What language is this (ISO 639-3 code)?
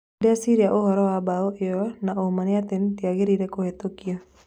kik